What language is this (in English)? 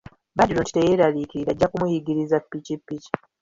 Ganda